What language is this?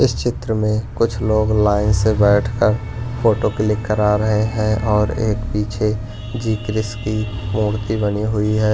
Hindi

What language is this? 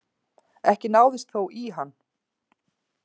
Icelandic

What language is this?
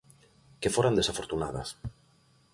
Galician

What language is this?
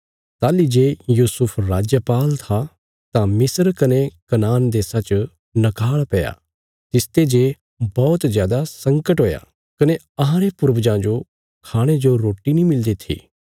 Bilaspuri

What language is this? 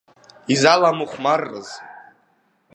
Abkhazian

